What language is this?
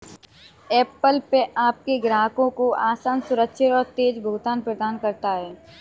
Hindi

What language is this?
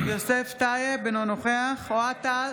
Hebrew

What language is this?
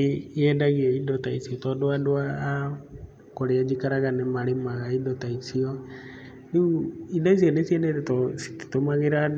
Kikuyu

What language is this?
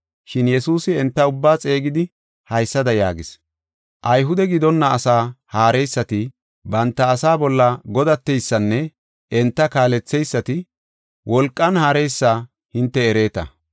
Gofa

